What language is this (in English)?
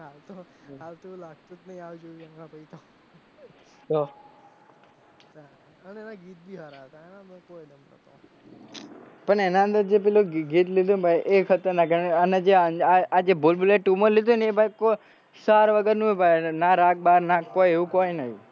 Gujarati